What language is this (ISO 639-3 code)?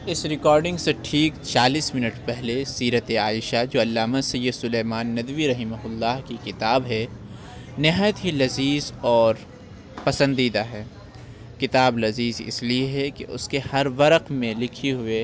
urd